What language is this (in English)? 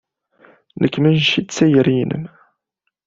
Kabyle